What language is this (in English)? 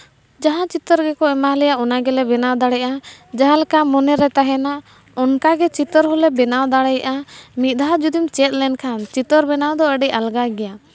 Santali